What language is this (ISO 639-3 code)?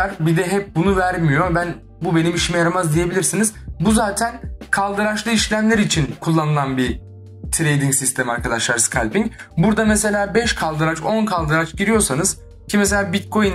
tur